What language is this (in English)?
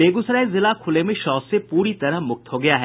Hindi